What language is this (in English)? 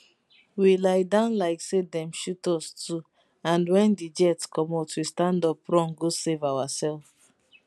Nigerian Pidgin